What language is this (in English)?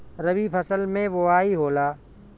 Bhojpuri